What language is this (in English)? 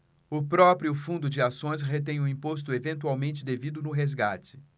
Portuguese